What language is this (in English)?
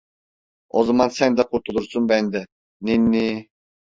Turkish